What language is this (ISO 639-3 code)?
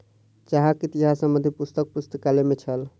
mai